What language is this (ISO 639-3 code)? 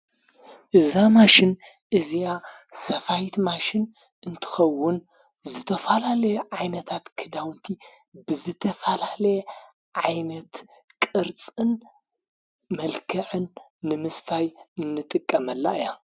tir